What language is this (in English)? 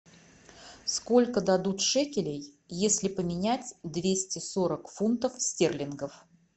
Russian